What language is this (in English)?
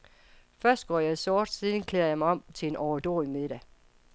Danish